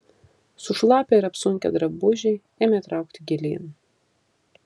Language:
Lithuanian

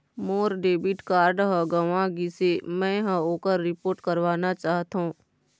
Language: Chhattisgarhi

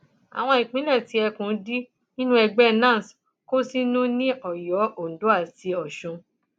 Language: Yoruba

